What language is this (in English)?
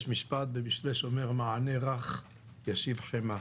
Hebrew